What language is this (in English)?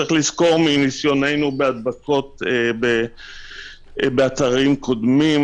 Hebrew